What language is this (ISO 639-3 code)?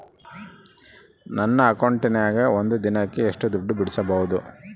kan